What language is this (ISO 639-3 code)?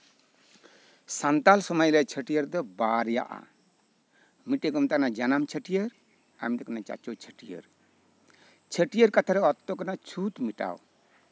sat